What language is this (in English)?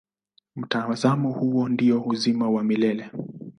Swahili